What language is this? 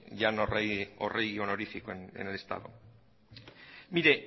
Spanish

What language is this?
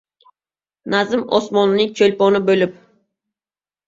Uzbek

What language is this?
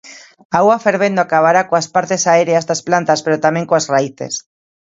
Galician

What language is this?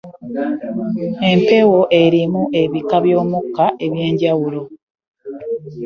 Ganda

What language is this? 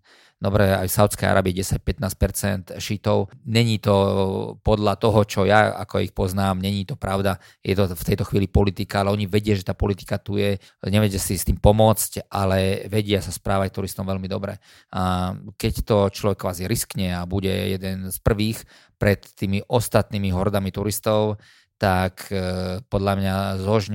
Slovak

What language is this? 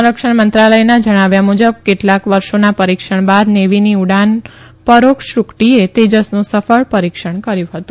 Gujarati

